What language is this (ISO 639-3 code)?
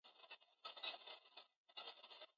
swa